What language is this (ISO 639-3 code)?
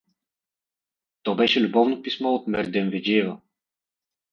bul